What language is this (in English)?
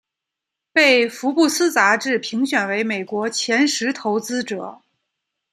Chinese